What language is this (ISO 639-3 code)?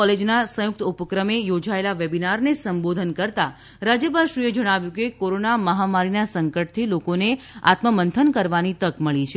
guj